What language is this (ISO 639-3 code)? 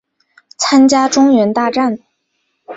zho